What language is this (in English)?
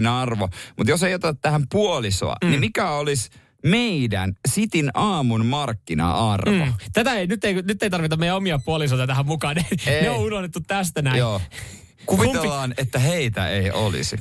Finnish